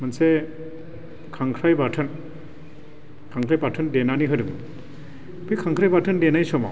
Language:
Bodo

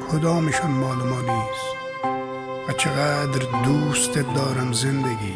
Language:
Persian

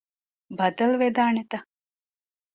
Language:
Divehi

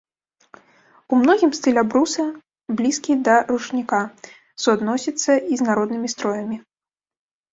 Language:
Belarusian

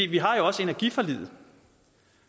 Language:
Danish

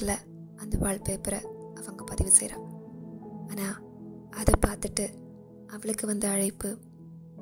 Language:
Tamil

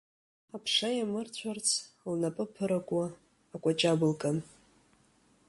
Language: Abkhazian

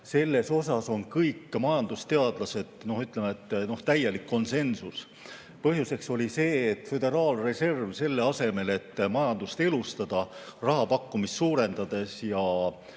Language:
Estonian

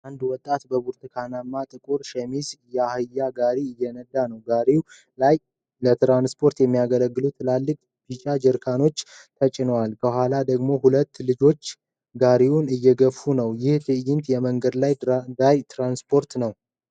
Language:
Amharic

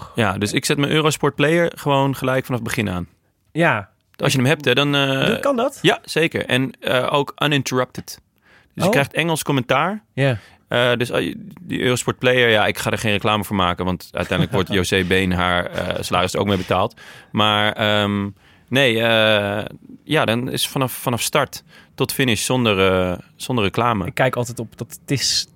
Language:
Dutch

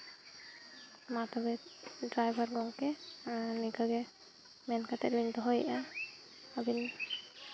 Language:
Santali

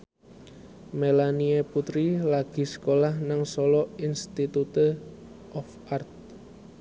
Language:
Javanese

